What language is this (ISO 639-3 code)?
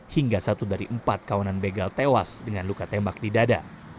ind